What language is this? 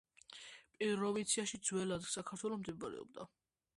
Georgian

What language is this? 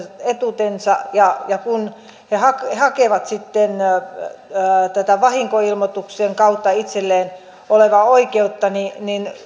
Finnish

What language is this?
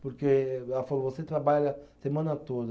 Portuguese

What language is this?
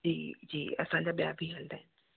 Sindhi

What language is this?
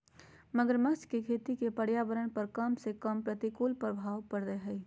Magahi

